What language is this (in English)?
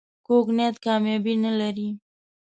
Pashto